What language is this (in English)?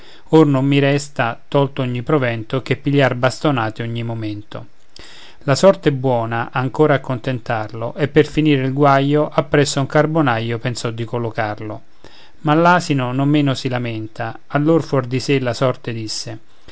Italian